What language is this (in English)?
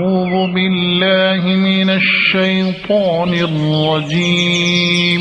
Arabic